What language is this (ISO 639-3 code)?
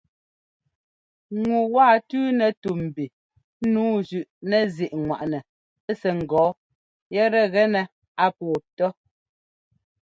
jgo